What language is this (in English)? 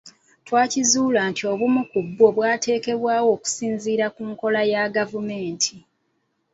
Ganda